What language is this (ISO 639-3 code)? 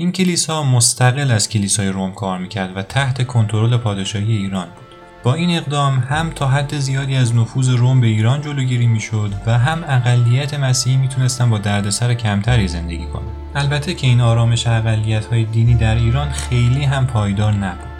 fas